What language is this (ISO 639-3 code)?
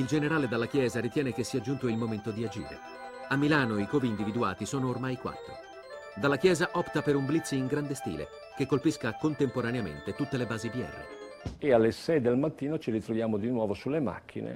ita